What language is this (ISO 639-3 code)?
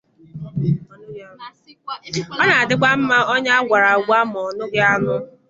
ibo